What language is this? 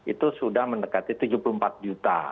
Indonesian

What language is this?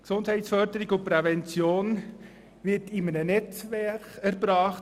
Swiss German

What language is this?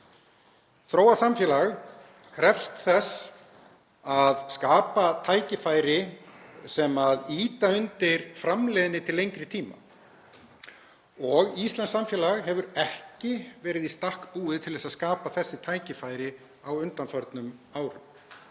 Icelandic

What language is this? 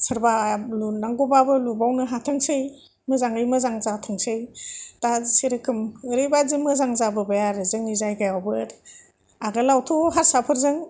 Bodo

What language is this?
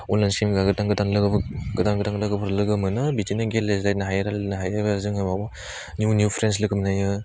Bodo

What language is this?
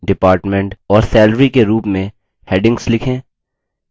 Hindi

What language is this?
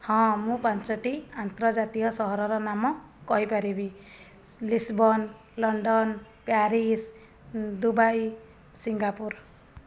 Odia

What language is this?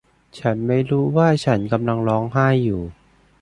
Thai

